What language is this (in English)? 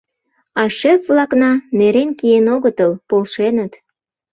Mari